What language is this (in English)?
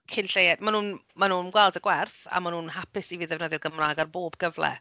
Welsh